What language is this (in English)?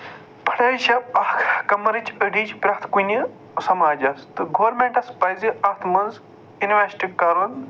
Kashmiri